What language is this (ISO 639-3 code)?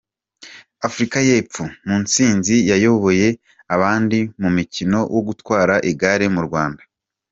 kin